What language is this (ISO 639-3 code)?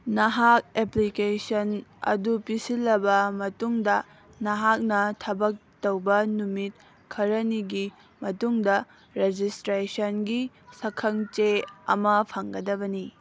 mni